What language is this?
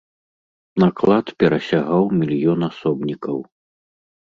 Belarusian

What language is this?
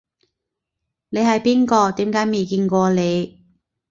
Cantonese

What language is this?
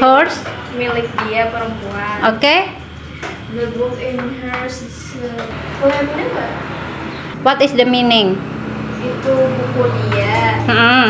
Indonesian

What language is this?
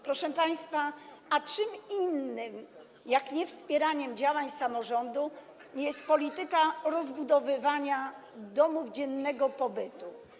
Polish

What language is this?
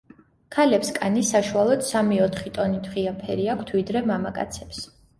Georgian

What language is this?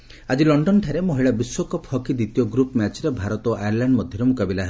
Odia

